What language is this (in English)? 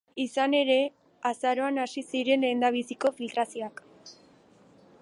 Basque